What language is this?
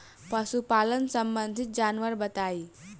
Bhojpuri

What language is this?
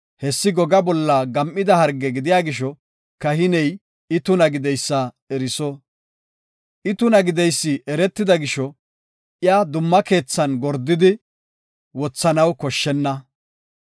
Gofa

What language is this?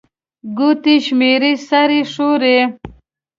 Pashto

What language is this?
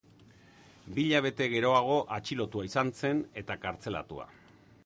Basque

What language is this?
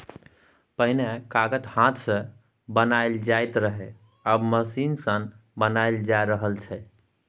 Maithili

